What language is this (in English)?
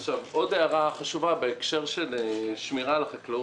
Hebrew